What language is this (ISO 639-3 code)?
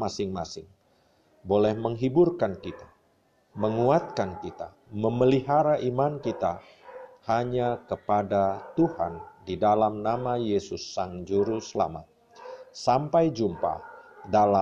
ind